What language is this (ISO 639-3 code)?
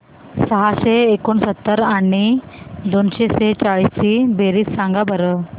mar